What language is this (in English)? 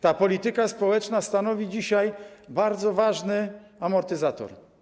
Polish